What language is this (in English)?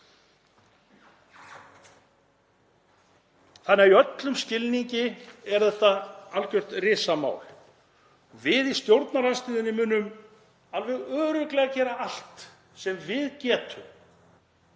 Icelandic